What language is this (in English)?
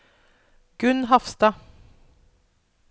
Norwegian